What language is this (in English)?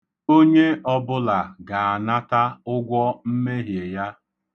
Igbo